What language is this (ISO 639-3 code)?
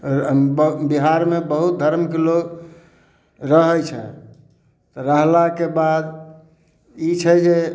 mai